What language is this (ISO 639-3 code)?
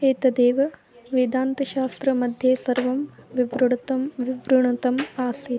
san